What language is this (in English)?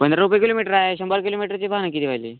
Marathi